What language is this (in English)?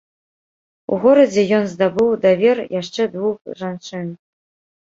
Belarusian